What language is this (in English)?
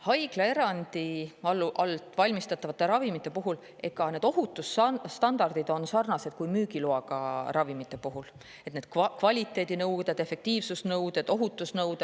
Estonian